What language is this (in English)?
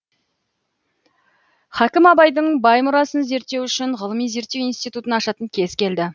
Kazakh